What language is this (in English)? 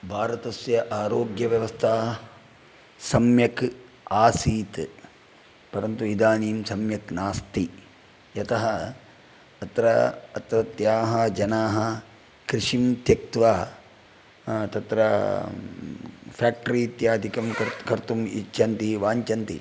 Sanskrit